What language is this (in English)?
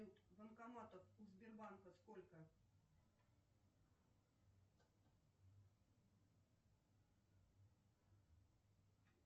Russian